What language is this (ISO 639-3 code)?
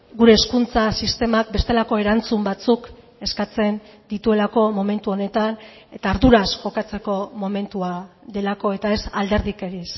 eus